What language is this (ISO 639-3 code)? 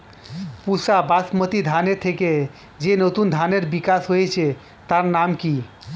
ben